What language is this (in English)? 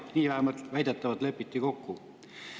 Estonian